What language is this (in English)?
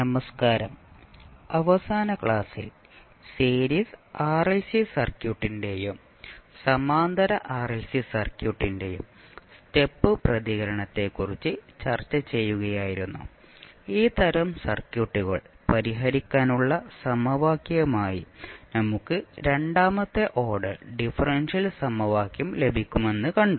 Malayalam